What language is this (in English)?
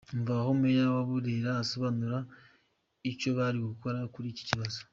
Kinyarwanda